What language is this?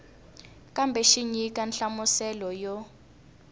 Tsonga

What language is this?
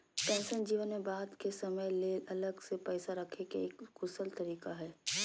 Magahi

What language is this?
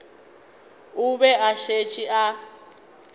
Northern Sotho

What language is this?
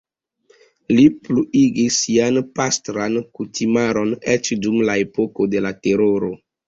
Esperanto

